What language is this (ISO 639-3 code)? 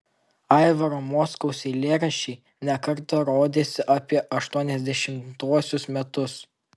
lit